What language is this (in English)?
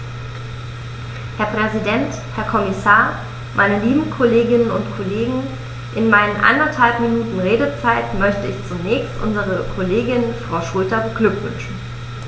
German